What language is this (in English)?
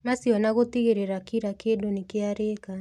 Kikuyu